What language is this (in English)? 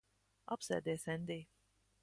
Latvian